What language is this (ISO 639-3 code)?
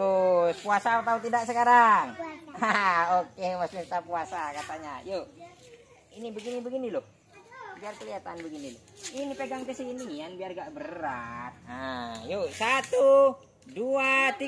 ind